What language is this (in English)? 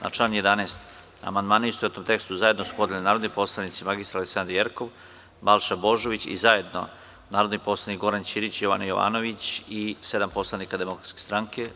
Serbian